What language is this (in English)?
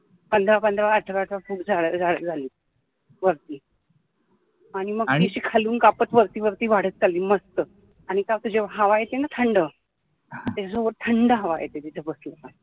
Marathi